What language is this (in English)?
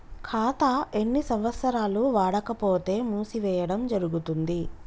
Telugu